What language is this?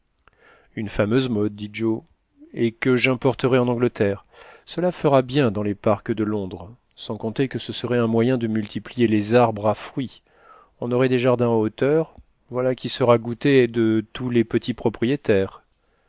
French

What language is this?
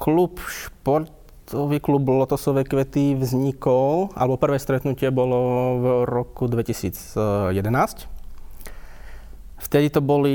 Slovak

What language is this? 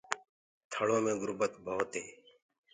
Gurgula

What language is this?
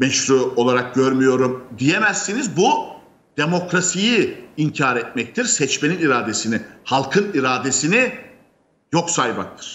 Turkish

